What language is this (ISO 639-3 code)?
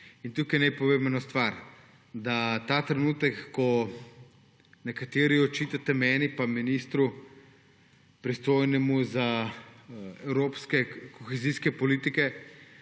slv